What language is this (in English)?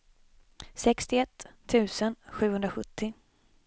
Swedish